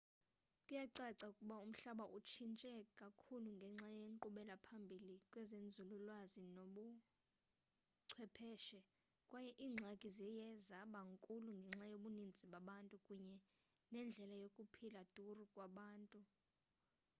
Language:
Xhosa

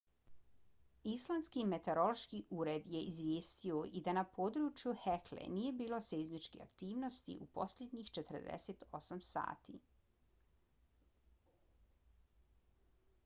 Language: Bosnian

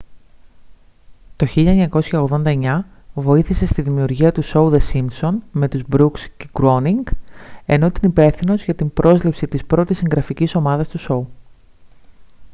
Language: Greek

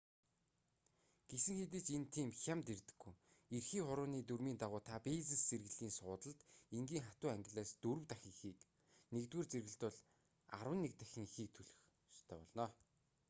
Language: Mongolian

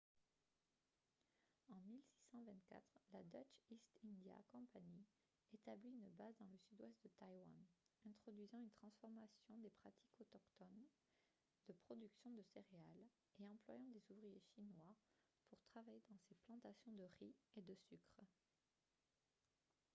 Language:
French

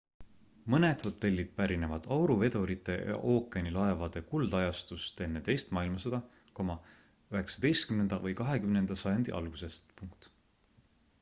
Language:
Estonian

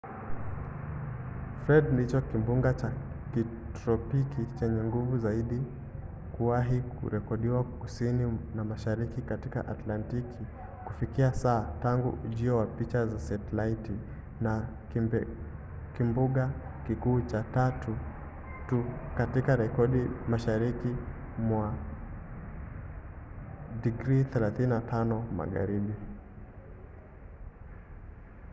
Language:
Swahili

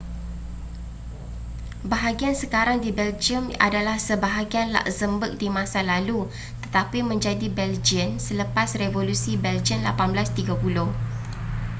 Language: Malay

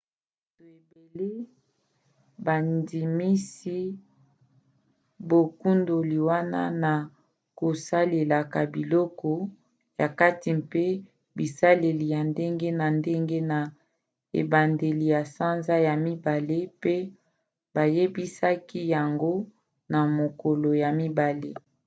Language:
Lingala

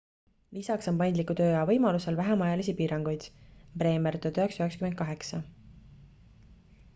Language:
Estonian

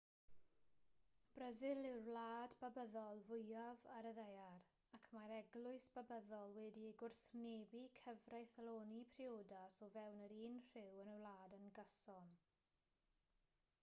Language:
Welsh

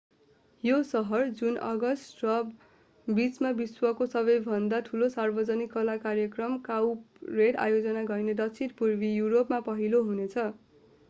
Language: Nepali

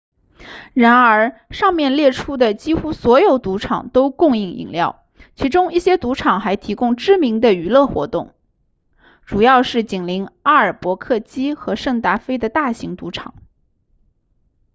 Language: Chinese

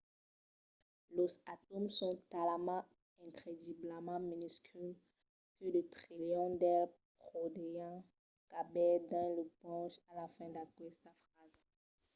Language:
Occitan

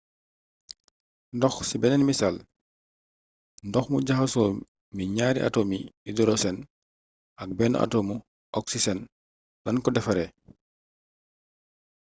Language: Wolof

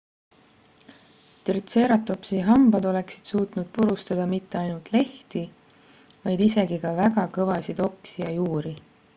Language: Estonian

